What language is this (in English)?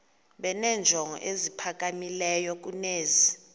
Xhosa